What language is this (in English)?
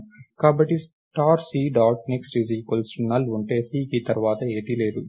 Telugu